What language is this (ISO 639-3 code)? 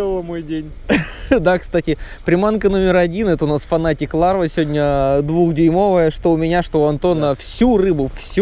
rus